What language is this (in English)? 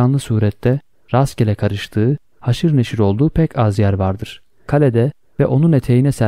Turkish